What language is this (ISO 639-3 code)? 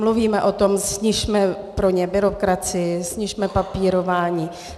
ces